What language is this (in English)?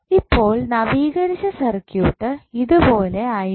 Malayalam